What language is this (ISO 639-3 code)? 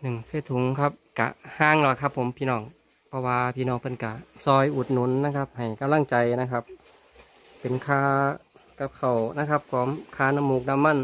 tha